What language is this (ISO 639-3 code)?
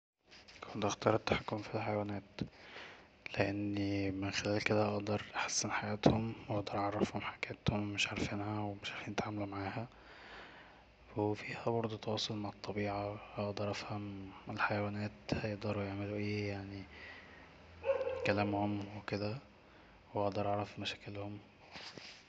arz